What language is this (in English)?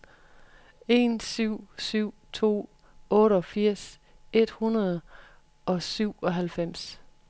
Danish